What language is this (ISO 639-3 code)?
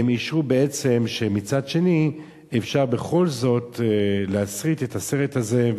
heb